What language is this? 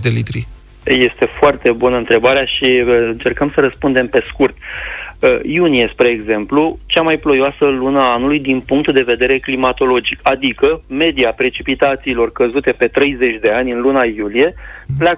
Romanian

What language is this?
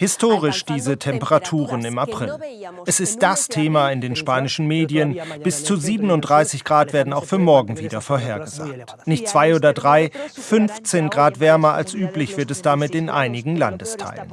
German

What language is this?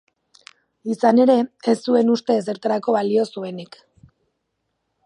Basque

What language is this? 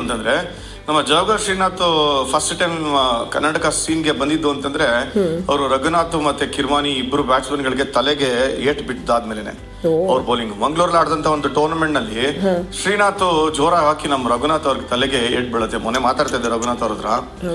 Kannada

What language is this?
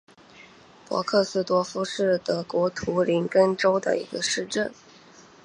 Chinese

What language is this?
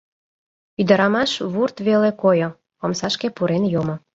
Mari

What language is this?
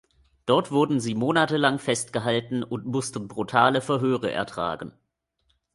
German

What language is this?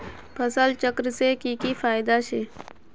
Magahi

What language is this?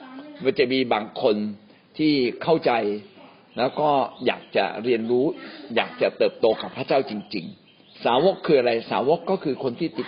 Thai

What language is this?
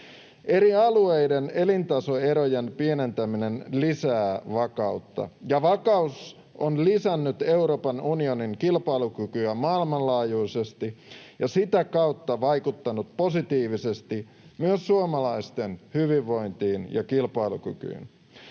Finnish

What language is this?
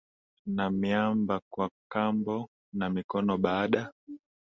Swahili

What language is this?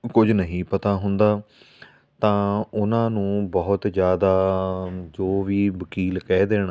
Punjabi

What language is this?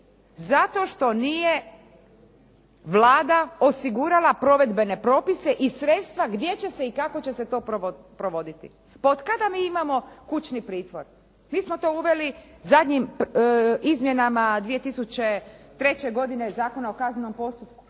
Croatian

